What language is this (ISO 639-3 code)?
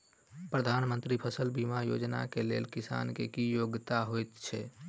mai